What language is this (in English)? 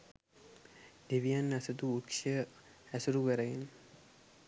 Sinhala